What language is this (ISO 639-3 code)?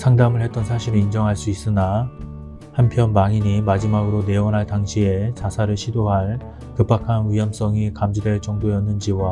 kor